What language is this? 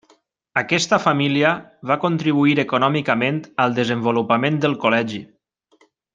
Catalan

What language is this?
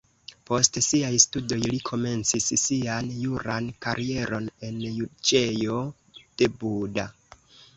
Esperanto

